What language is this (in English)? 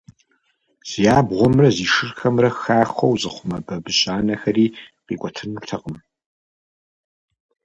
Kabardian